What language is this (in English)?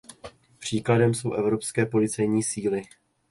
Czech